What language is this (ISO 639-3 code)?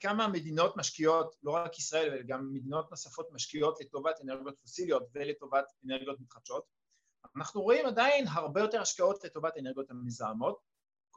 heb